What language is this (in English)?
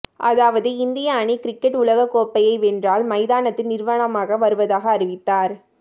Tamil